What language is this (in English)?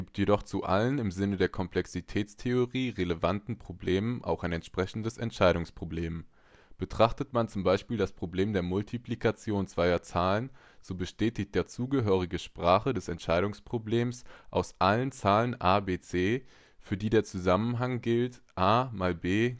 German